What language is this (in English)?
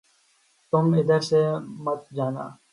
Urdu